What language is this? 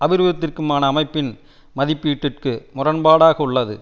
Tamil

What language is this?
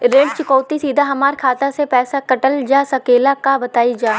Bhojpuri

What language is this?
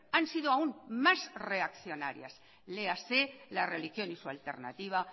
Spanish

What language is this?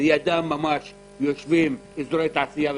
Hebrew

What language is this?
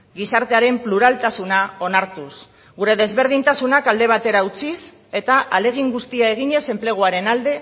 Basque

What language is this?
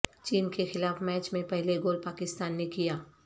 Urdu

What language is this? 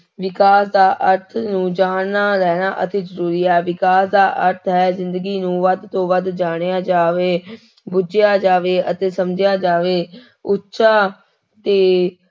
Punjabi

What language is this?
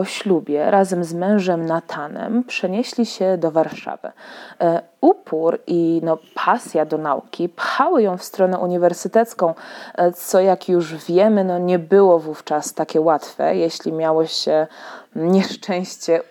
Polish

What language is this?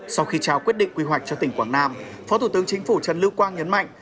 Vietnamese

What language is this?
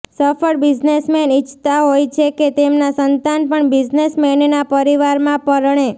Gujarati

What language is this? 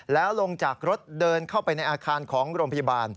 Thai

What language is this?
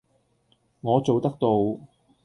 Cantonese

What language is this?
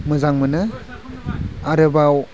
Bodo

